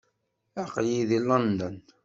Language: Kabyle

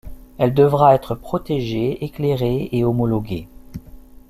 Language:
French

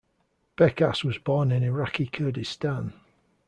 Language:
English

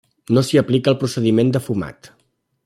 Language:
Catalan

